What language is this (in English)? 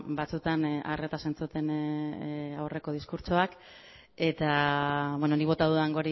Basque